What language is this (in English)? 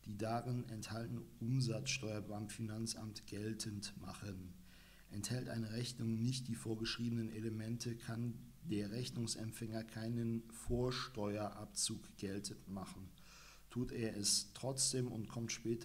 German